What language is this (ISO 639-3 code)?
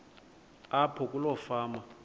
xho